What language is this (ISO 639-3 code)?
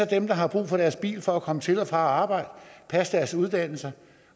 dan